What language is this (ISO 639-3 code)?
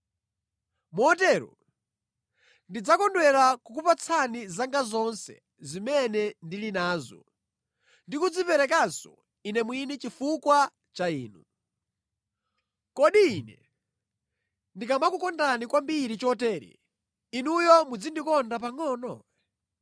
nya